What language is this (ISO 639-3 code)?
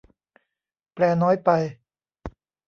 tha